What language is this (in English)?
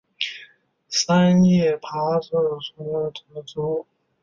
Chinese